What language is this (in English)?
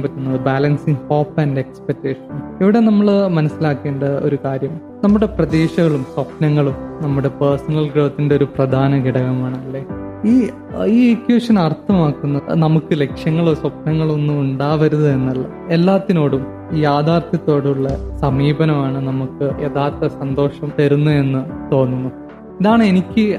Malayalam